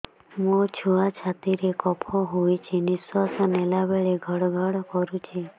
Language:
Odia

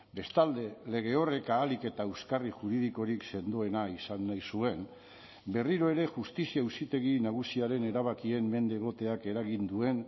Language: Basque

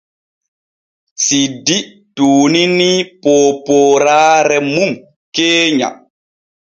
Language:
Borgu Fulfulde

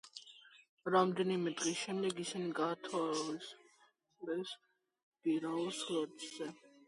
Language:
Georgian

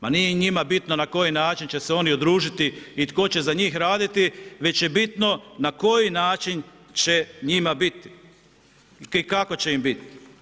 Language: Croatian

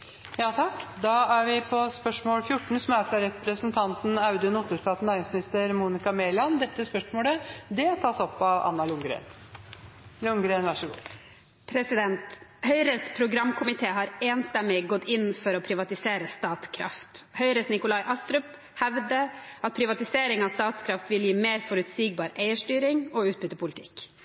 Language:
Norwegian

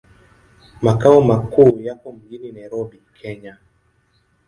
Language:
Swahili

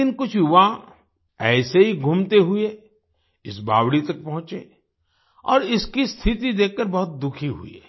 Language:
Hindi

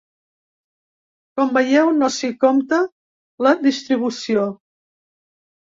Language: Catalan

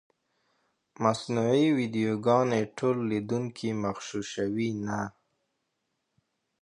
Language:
Pashto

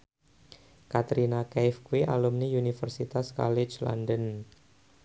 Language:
Javanese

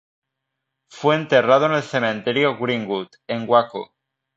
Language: Spanish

